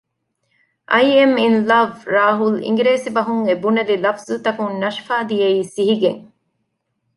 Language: Divehi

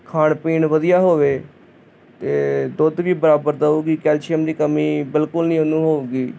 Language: Punjabi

